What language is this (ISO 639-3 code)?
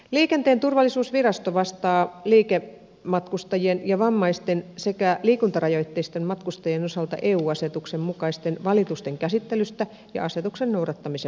fin